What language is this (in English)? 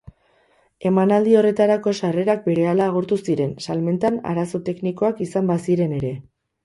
Basque